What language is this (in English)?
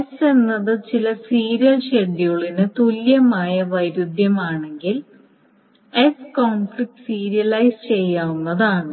Malayalam